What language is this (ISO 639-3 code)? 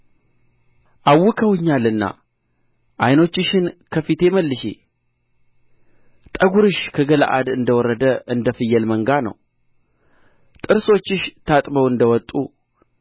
amh